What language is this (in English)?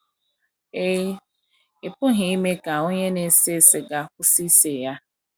Igbo